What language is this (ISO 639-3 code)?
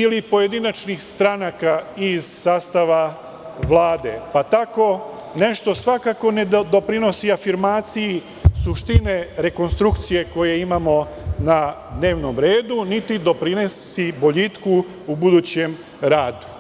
srp